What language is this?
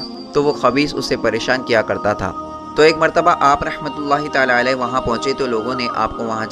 Hindi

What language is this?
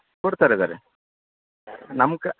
Kannada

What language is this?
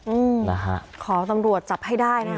Thai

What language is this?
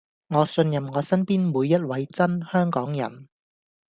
Cantonese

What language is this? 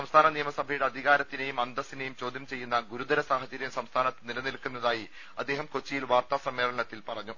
Malayalam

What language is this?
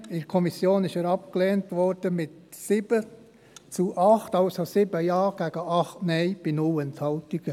Swiss German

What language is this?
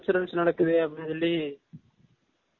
Tamil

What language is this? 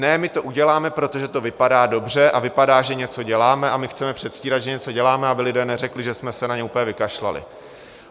Czech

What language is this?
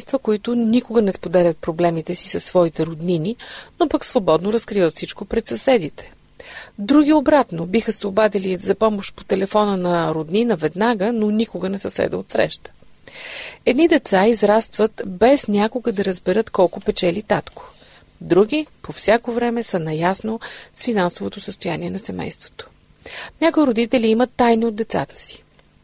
Bulgarian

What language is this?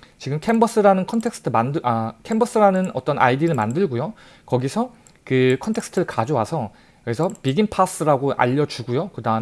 Korean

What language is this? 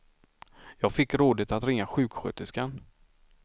Swedish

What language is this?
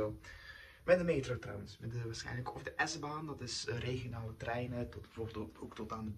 Dutch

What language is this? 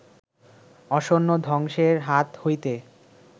Bangla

